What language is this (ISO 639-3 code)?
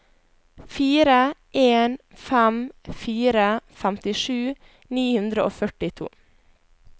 nor